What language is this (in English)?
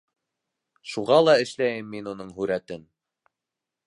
Bashkir